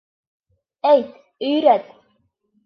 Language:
Bashkir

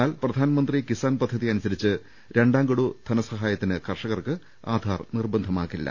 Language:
Malayalam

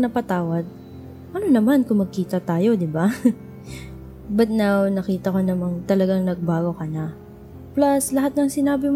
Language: Filipino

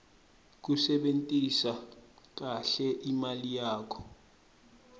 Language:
Swati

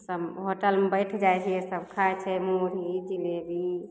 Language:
Maithili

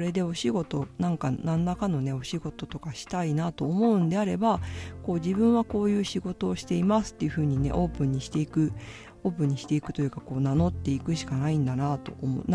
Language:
Japanese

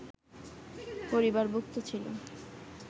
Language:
Bangla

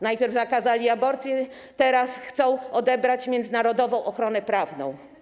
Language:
Polish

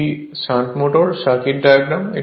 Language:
Bangla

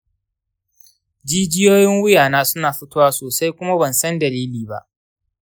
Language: Hausa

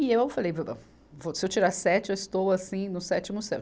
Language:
Portuguese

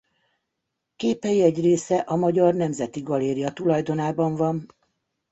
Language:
Hungarian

